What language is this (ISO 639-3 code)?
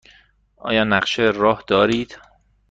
fas